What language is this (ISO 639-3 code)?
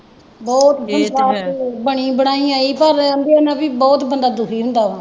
pan